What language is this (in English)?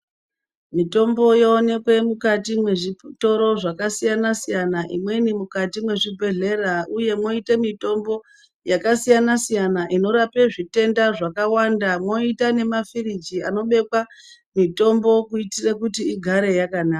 Ndau